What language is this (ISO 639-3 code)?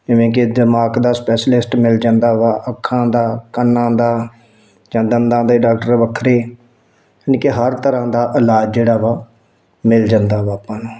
pan